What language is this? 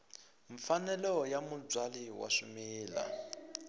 Tsonga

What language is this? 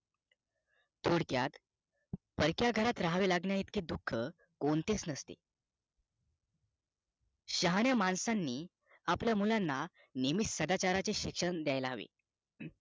Marathi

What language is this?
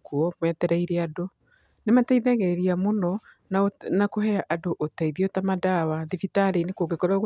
Kikuyu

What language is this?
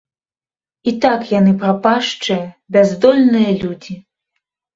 Belarusian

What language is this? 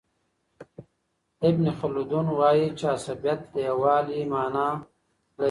Pashto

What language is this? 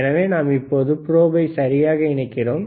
Tamil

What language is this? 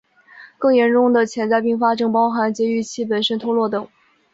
Chinese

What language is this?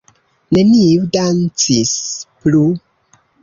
Esperanto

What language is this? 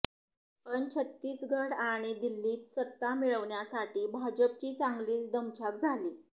Marathi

